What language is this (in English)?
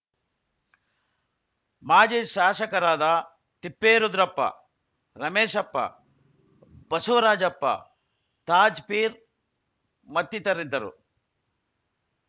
Kannada